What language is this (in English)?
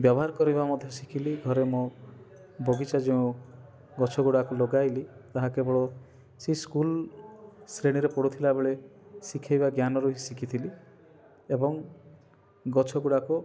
Odia